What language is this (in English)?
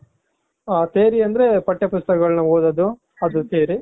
Kannada